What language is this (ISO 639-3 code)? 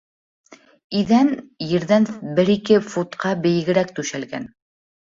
bak